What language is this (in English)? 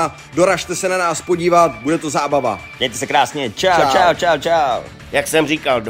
Czech